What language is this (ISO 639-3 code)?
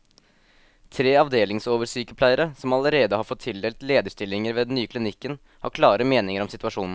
nor